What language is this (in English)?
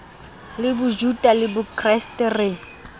Southern Sotho